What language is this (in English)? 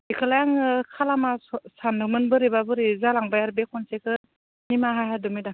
Bodo